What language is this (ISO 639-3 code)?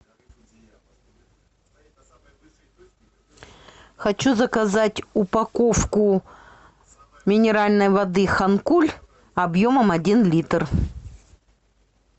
rus